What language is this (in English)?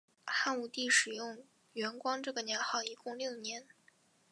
Chinese